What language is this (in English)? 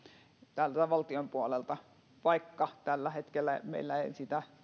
Finnish